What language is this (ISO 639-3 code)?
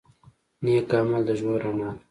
pus